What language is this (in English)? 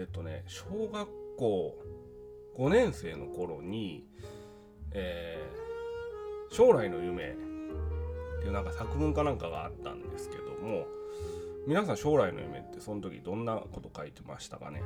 Japanese